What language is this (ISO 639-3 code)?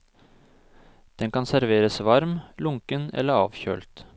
nor